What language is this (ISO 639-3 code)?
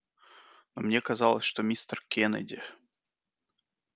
rus